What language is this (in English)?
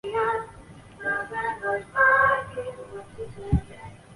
Chinese